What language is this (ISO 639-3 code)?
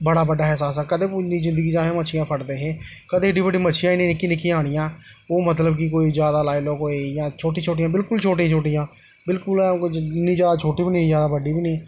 doi